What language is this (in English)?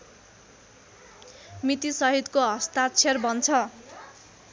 Nepali